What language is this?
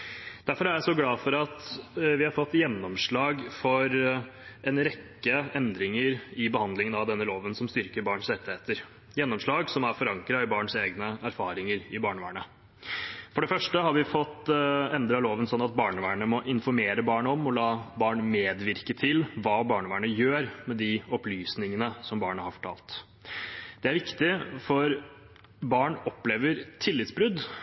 Norwegian Bokmål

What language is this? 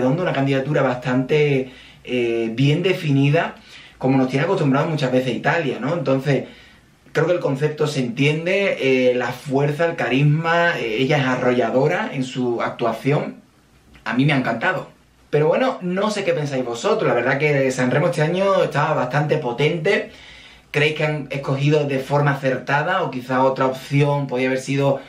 Spanish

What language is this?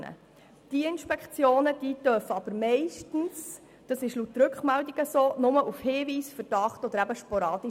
Swiss German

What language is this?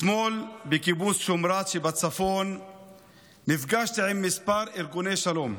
Hebrew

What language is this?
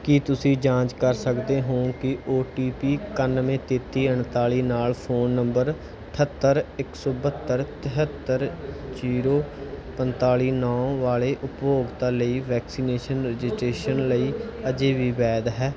Punjabi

